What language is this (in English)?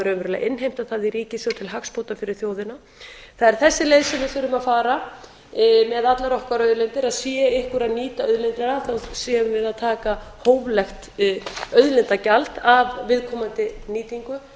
Icelandic